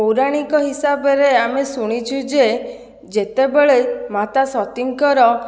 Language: Odia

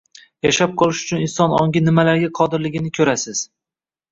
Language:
Uzbek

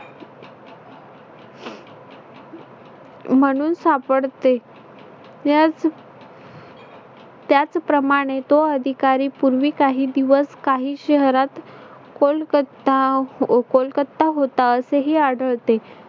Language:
Marathi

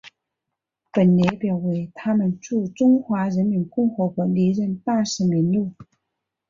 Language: Chinese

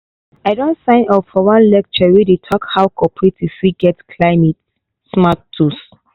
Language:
Nigerian Pidgin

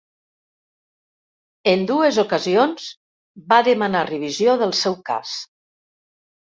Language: Catalan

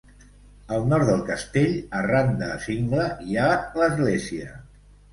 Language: Catalan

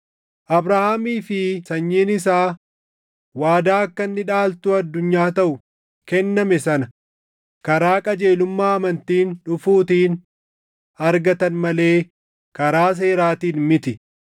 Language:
Oromo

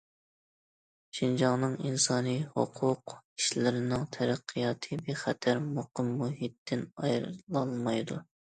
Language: Uyghur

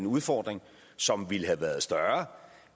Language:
Danish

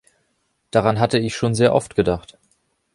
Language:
German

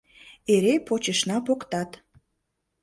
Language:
Mari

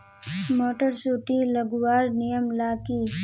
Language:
Magahi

